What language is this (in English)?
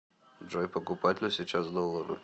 Russian